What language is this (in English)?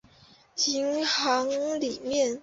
Chinese